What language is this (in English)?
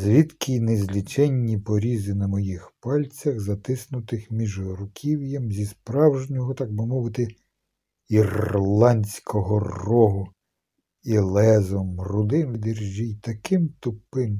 Ukrainian